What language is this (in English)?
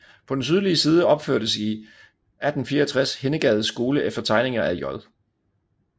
Danish